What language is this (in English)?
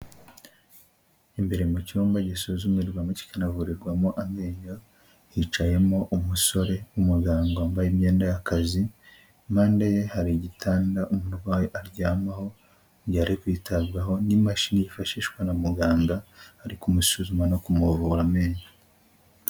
Kinyarwanda